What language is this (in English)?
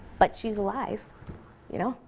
English